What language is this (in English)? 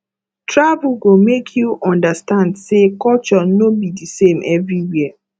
Nigerian Pidgin